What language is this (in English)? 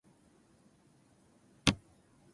Japanese